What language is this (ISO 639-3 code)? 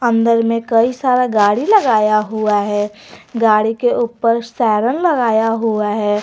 hin